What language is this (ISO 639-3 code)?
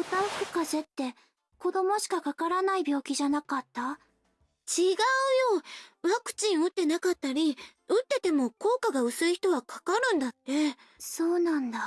jpn